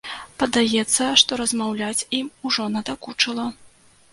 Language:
Belarusian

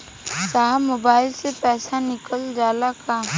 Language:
Bhojpuri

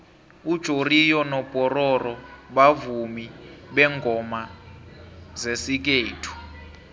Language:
South Ndebele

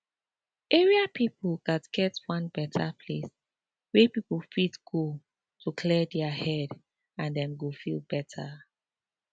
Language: Nigerian Pidgin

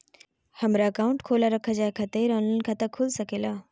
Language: Magahi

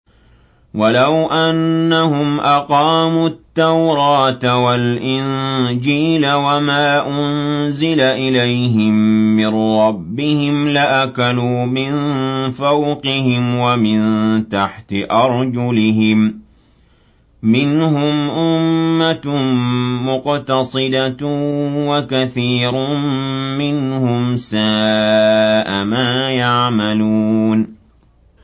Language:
Arabic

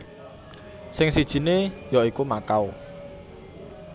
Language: Javanese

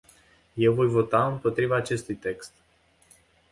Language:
Romanian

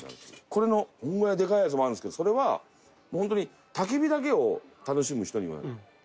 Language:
Japanese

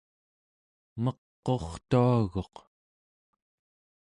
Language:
Central Yupik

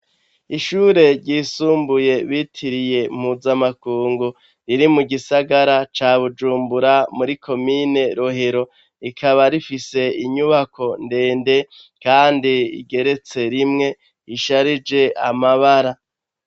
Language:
Rundi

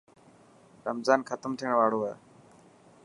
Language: Dhatki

